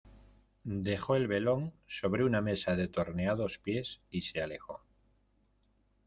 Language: Spanish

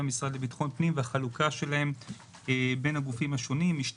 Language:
Hebrew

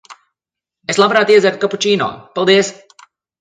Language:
Latvian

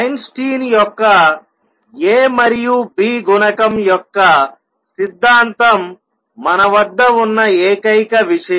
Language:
Telugu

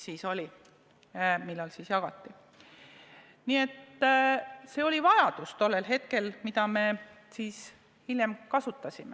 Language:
Estonian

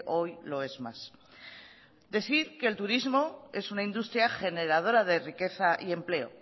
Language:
Spanish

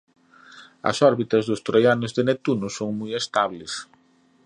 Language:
Galician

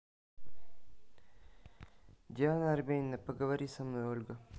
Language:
Russian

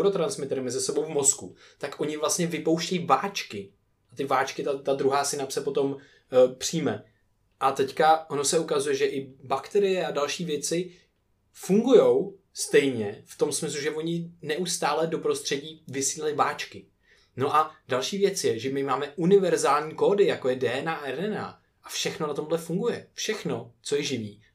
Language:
Czech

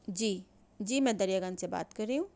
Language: Urdu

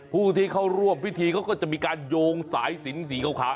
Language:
Thai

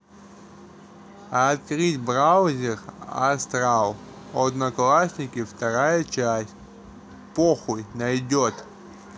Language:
Russian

